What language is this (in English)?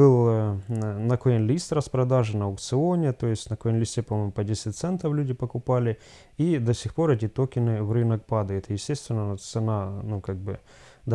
Russian